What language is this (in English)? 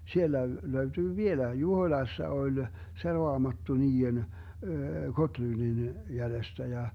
Finnish